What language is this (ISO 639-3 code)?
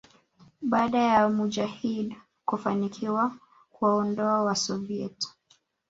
swa